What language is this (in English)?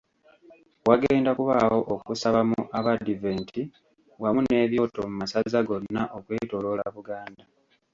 Ganda